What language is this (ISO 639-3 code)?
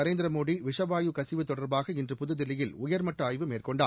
tam